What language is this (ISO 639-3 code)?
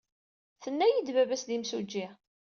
kab